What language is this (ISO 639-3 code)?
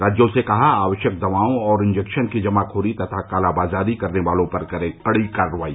hin